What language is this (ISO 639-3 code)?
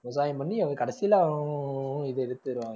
tam